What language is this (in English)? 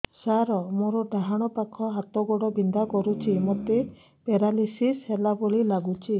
Odia